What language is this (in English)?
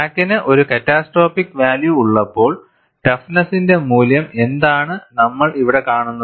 Malayalam